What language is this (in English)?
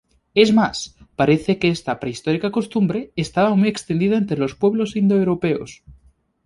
Spanish